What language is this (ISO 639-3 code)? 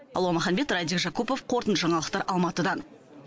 kaz